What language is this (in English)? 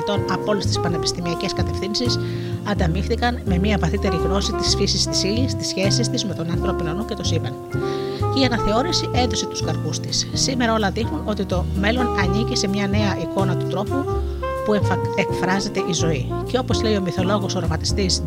Greek